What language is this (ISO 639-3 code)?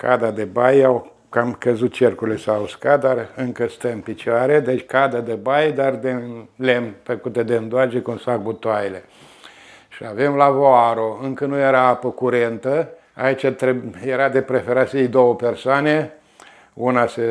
ron